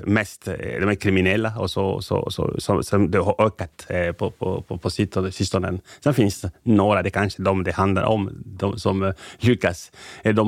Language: Swedish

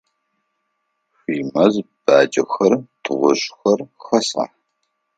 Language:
Adyghe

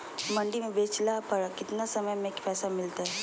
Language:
Magahi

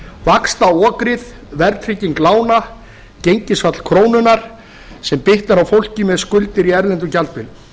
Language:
Icelandic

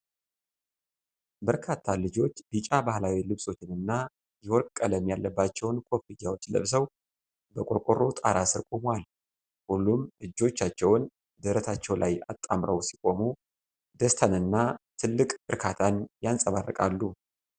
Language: Amharic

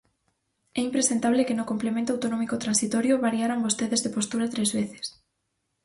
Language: Galician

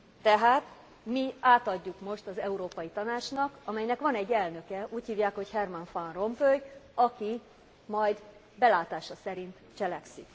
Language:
Hungarian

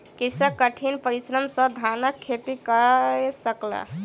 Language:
Maithili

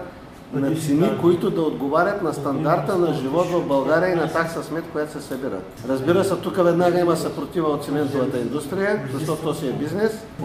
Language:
Bulgarian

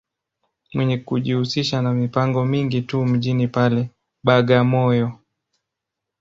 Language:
Swahili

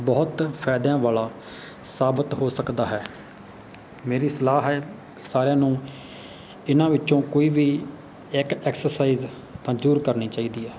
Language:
Punjabi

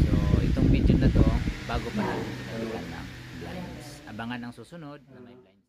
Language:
Filipino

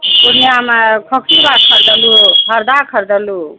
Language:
Maithili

